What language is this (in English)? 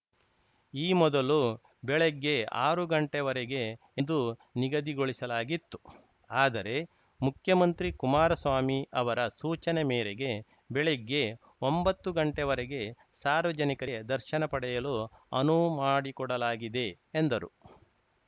Kannada